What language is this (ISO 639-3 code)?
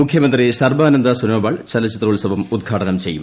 mal